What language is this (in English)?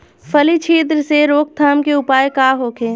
Bhojpuri